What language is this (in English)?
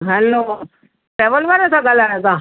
Sindhi